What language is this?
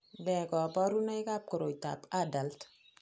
Kalenjin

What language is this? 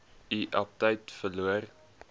Afrikaans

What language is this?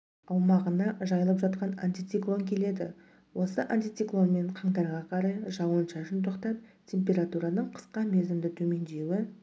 Kazakh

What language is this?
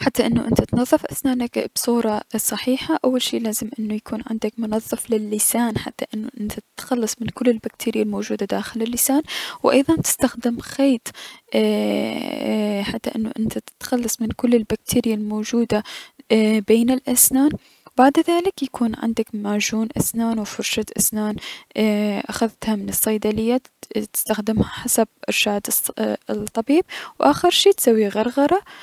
Mesopotamian Arabic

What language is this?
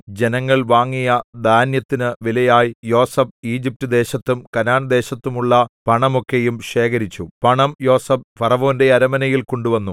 Malayalam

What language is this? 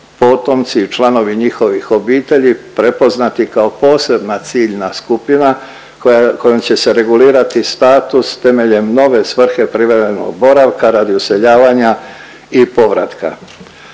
Croatian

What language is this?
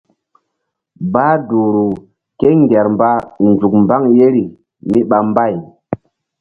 Mbum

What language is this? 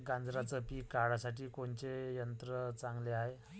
Marathi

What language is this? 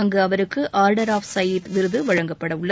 Tamil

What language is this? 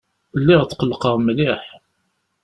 Kabyle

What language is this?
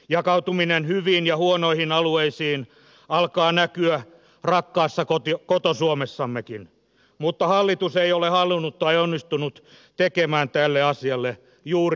Finnish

